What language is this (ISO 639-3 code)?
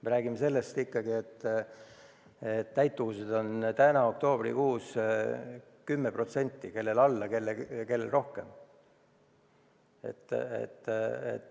est